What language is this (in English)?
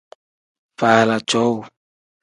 Tem